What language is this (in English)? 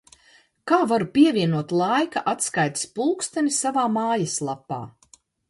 Latvian